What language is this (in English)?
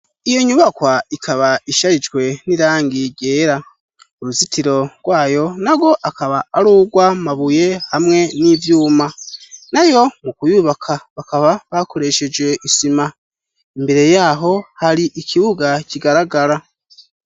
Rundi